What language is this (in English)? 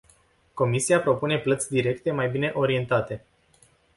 Romanian